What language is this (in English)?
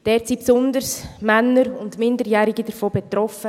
Swiss German